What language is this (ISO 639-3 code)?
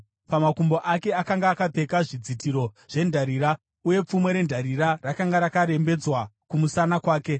sna